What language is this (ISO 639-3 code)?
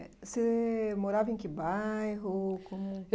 por